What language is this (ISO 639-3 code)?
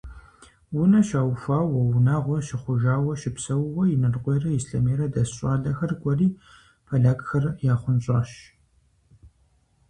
kbd